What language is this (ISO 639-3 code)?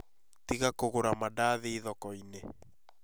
kik